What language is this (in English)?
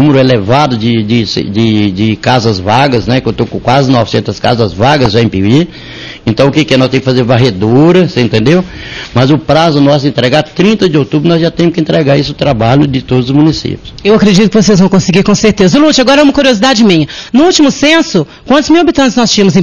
Portuguese